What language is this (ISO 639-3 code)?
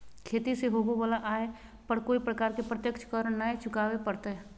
mag